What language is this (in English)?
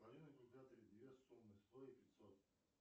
Russian